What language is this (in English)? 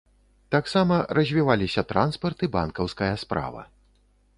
Belarusian